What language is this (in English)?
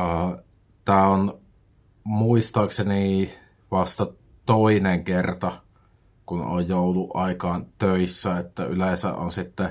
Finnish